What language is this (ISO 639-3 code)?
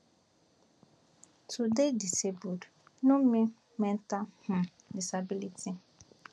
pcm